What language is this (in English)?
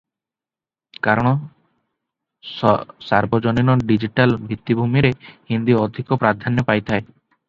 Odia